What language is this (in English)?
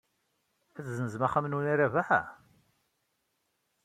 Kabyle